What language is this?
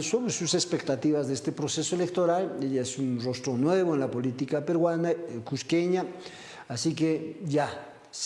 Spanish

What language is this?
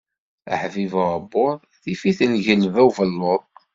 Kabyle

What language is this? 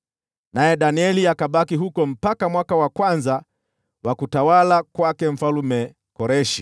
Swahili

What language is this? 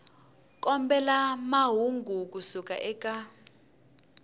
Tsonga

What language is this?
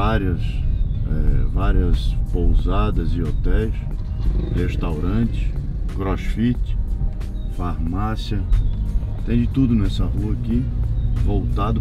Portuguese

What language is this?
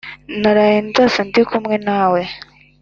Kinyarwanda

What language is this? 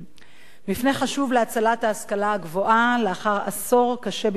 Hebrew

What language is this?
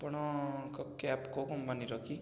Odia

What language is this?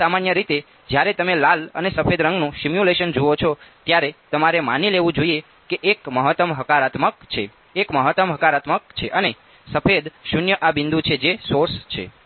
Gujarati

